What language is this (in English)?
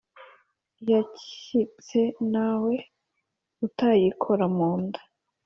Kinyarwanda